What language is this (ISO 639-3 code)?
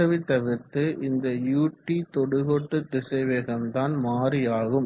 tam